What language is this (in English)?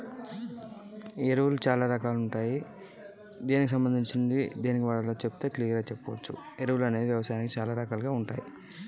Telugu